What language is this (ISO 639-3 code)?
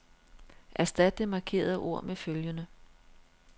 dan